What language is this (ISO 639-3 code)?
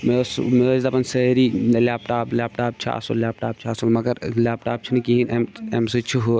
kas